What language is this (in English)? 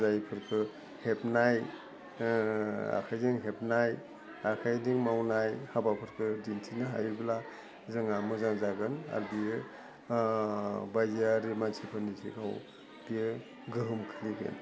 Bodo